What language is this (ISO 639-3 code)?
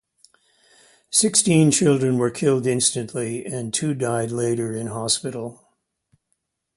eng